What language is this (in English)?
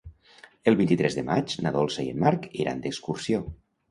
Catalan